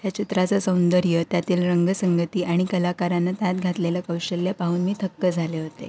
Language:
Marathi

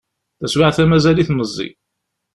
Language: Kabyle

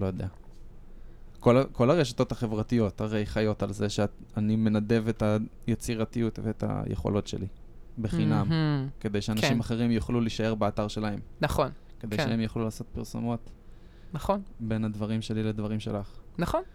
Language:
Hebrew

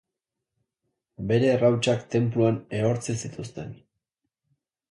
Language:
Basque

